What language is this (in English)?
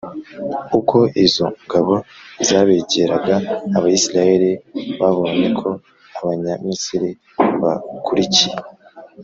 Kinyarwanda